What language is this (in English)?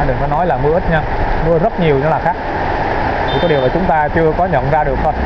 Vietnamese